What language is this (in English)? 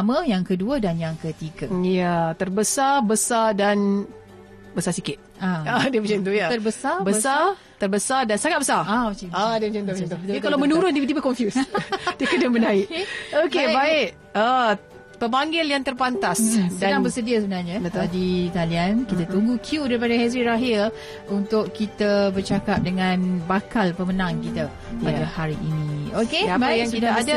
Malay